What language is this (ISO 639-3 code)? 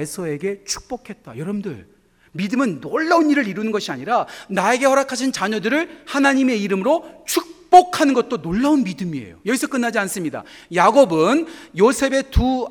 kor